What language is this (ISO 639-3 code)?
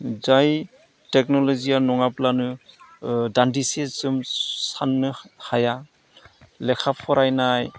brx